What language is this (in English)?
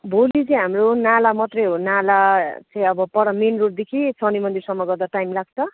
Nepali